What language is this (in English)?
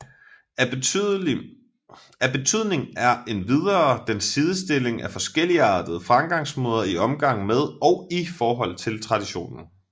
Danish